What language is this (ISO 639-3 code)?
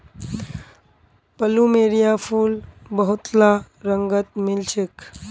mag